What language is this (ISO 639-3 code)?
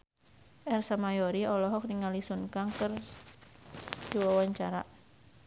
sun